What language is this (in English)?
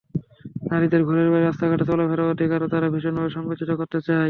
Bangla